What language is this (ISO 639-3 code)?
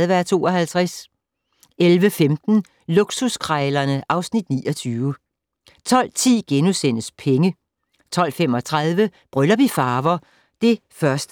dan